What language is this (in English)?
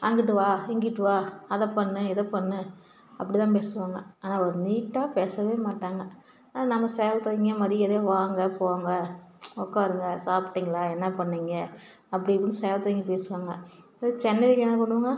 Tamil